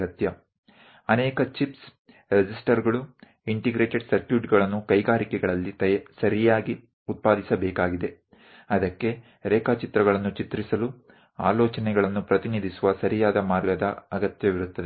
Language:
Gujarati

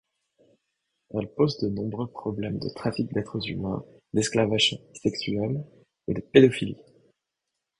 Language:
French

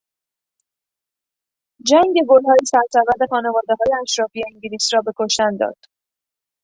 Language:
Persian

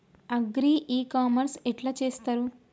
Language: Telugu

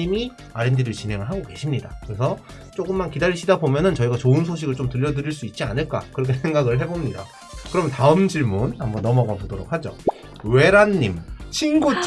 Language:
Korean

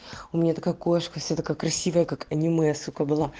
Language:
Russian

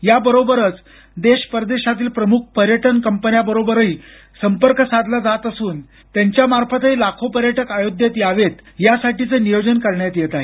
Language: Marathi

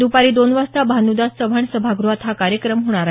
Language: Marathi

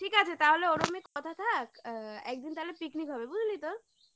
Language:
Bangla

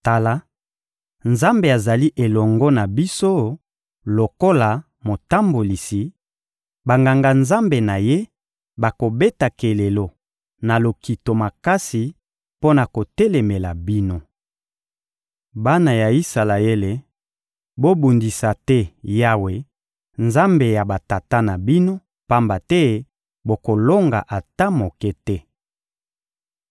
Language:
Lingala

